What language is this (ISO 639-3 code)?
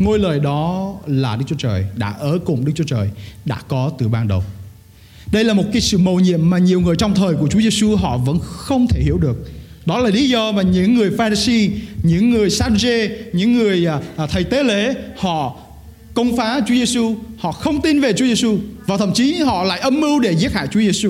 vie